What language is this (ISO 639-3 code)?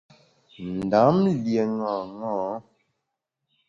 bax